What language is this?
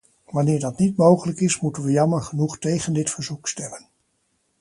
Dutch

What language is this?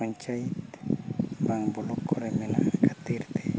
Santali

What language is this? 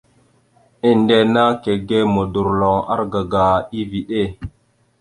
Mada (Cameroon)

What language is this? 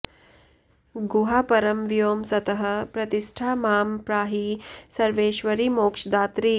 Sanskrit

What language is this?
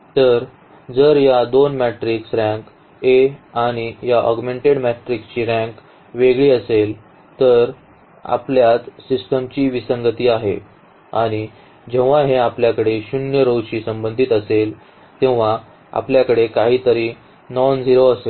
Marathi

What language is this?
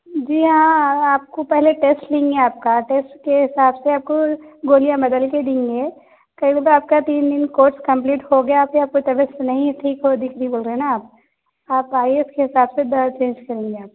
Urdu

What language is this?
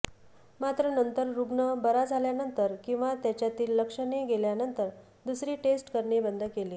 Marathi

